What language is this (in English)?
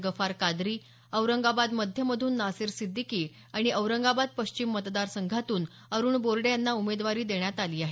Marathi